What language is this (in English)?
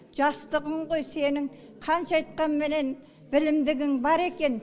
Kazakh